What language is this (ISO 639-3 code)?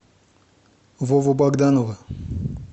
rus